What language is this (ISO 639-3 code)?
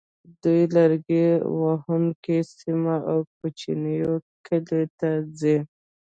pus